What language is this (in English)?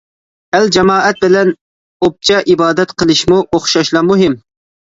Uyghur